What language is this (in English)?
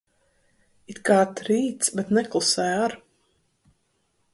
Latvian